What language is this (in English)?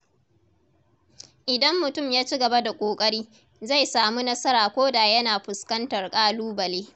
Hausa